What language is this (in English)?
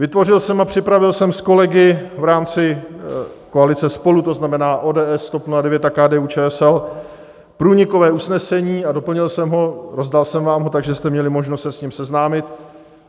Czech